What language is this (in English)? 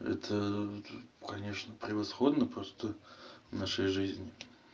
Russian